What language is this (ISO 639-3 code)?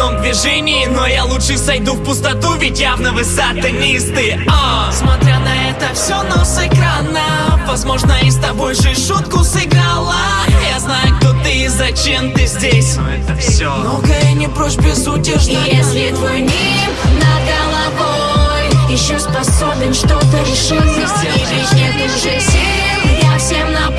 rus